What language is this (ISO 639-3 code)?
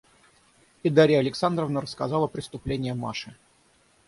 rus